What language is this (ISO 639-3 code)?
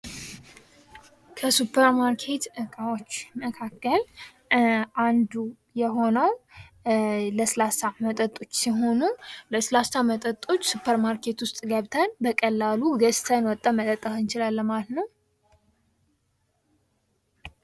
amh